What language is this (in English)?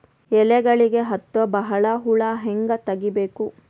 Kannada